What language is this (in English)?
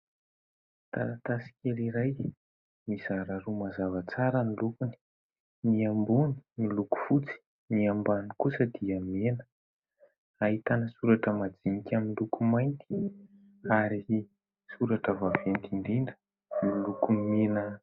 Malagasy